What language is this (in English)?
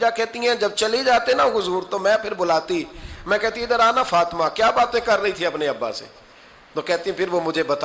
Urdu